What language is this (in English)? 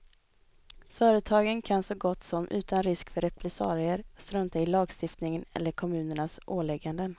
Swedish